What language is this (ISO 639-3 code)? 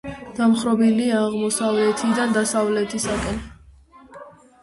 kat